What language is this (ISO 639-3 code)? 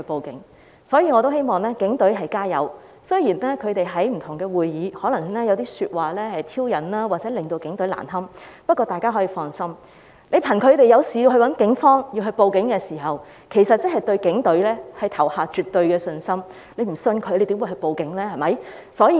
yue